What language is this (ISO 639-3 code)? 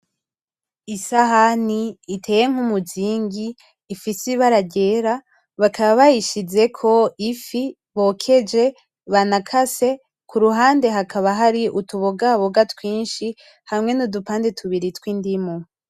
run